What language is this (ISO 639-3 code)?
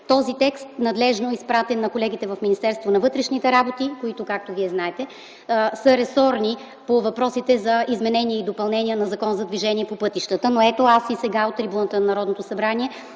bul